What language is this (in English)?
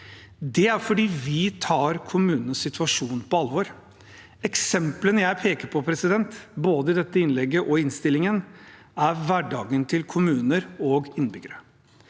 Norwegian